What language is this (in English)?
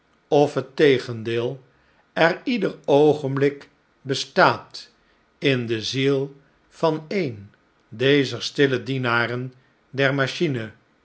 Dutch